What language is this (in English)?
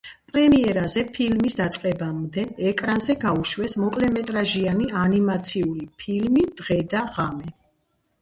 Georgian